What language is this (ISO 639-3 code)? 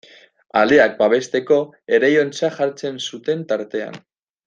eus